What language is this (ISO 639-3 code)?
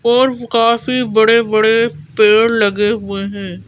hin